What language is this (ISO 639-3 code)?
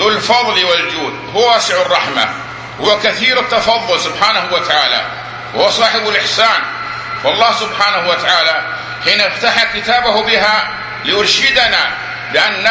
ara